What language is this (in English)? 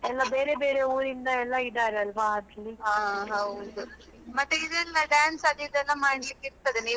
Kannada